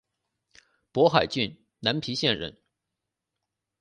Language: Chinese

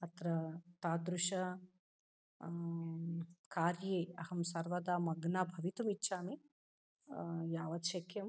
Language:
Sanskrit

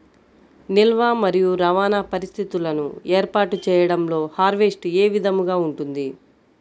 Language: Telugu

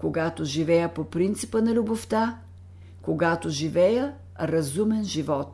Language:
Bulgarian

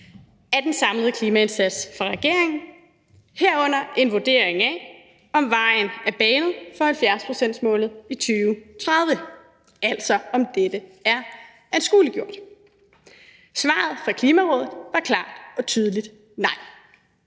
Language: Danish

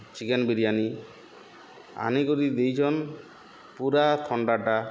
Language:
Odia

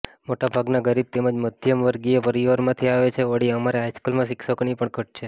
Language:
Gujarati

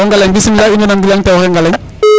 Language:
Serer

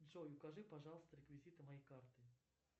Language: Russian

